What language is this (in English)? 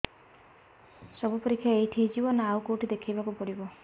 Odia